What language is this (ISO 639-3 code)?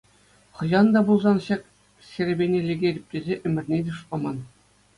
chv